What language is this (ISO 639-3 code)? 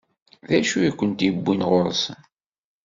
kab